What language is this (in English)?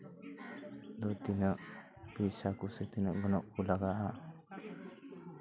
Santali